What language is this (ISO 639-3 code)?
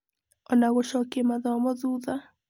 kik